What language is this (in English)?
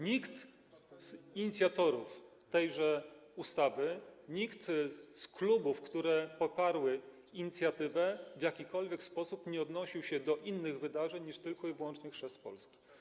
Polish